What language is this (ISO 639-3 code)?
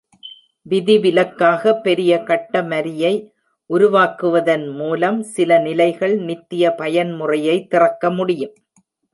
tam